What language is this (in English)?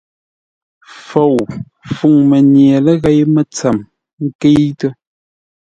Ngombale